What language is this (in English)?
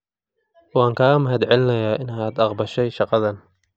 Somali